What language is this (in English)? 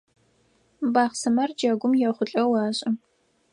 Adyghe